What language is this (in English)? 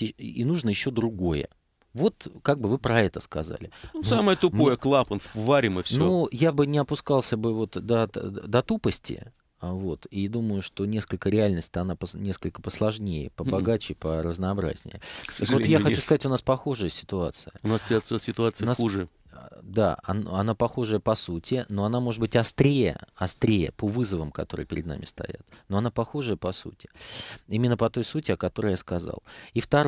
Russian